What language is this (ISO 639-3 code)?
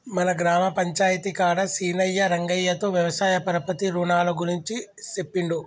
tel